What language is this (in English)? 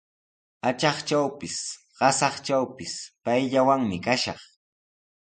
Sihuas Ancash Quechua